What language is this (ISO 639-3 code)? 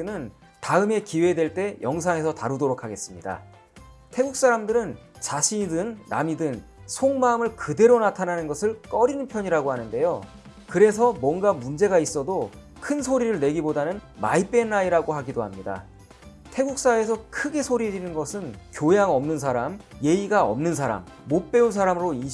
kor